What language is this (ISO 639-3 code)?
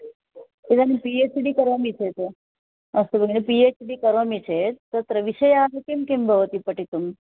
san